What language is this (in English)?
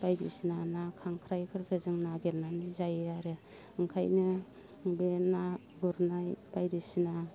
Bodo